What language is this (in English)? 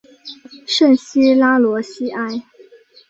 Chinese